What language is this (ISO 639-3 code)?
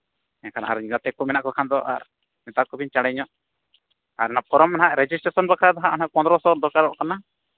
sat